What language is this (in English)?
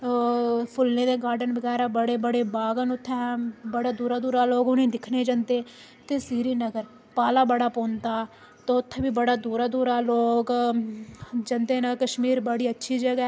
Dogri